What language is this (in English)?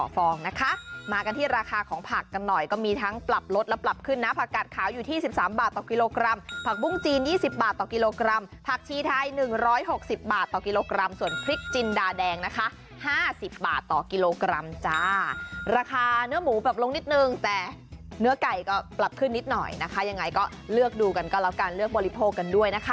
Thai